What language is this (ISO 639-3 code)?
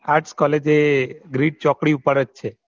guj